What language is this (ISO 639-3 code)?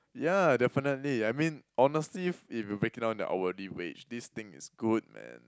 eng